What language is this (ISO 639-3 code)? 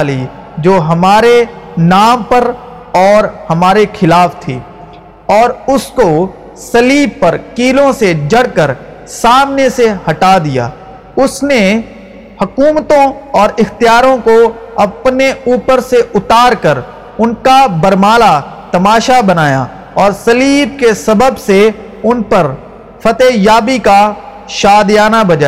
urd